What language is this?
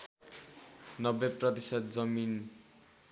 Nepali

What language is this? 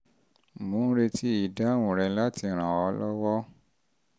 Yoruba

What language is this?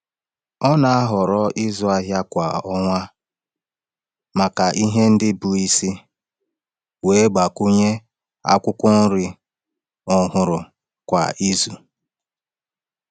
Igbo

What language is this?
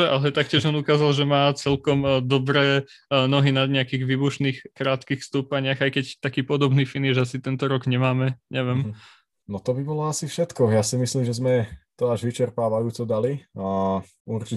Slovak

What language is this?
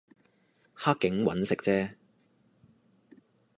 Cantonese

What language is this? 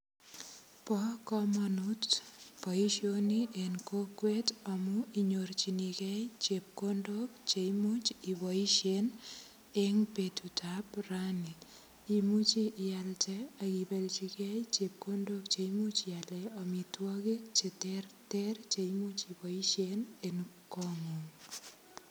Kalenjin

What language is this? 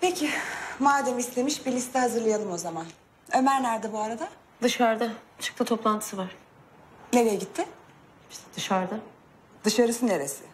Turkish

